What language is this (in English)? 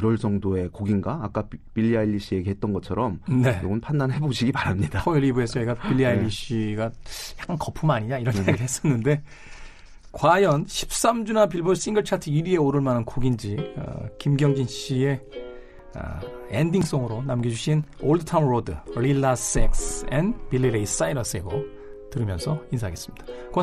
Korean